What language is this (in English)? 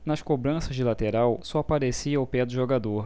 Portuguese